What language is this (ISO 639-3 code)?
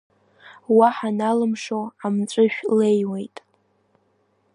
abk